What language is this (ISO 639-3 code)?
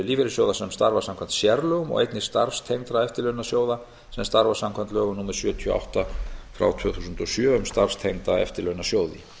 isl